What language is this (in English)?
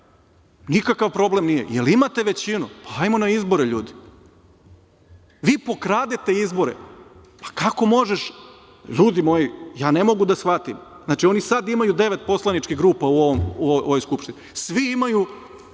Serbian